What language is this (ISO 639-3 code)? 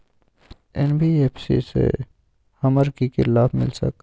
mag